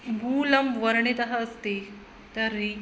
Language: Sanskrit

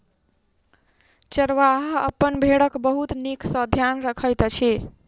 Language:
Maithili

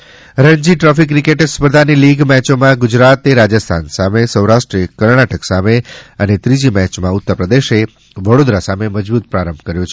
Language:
Gujarati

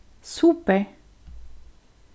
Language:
Faroese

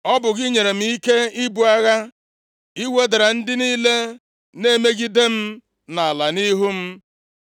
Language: Igbo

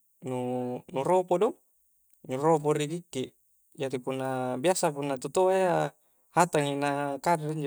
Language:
Coastal Konjo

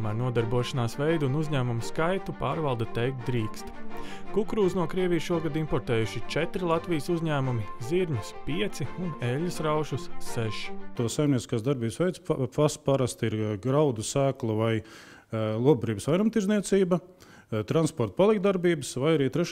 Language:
Latvian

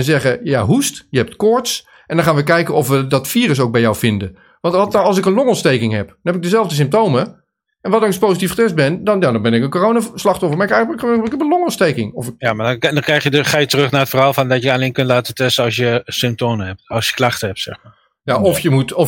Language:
Dutch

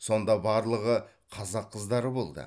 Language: Kazakh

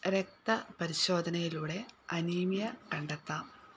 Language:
Malayalam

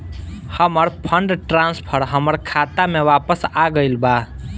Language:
Bhojpuri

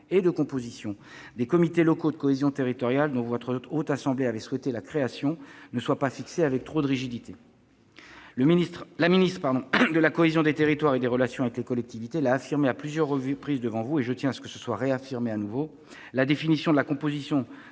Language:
French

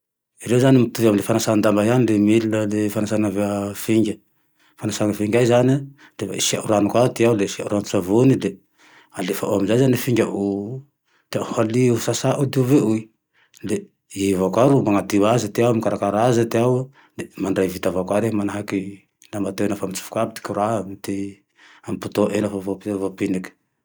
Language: Tandroy-Mahafaly Malagasy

